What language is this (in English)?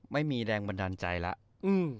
Thai